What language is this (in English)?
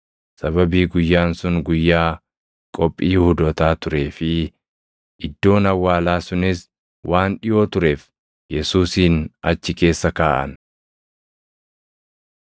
Oromo